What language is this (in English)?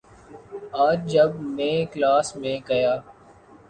Urdu